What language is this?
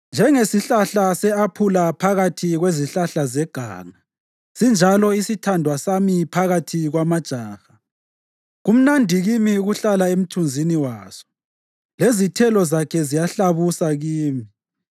North Ndebele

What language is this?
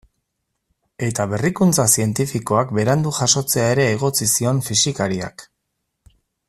Basque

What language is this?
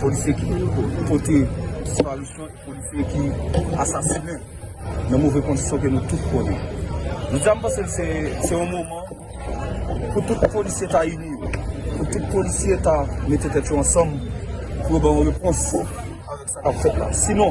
French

